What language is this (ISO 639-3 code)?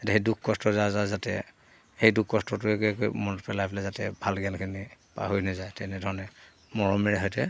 asm